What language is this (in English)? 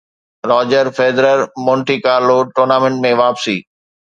Sindhi